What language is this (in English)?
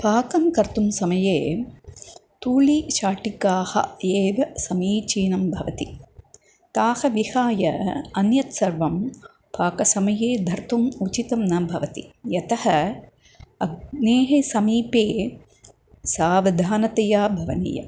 Sanskrit